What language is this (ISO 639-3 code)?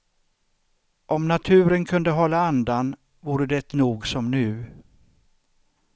swe